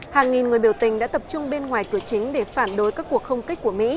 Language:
Vietnamese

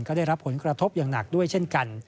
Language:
Thai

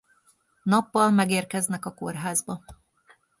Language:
Hungarian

